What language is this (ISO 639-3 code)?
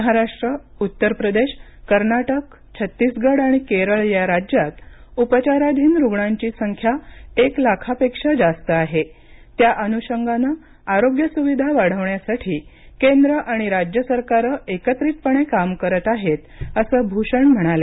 mar